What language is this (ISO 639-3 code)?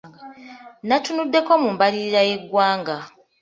lug